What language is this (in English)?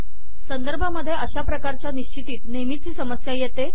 Marathi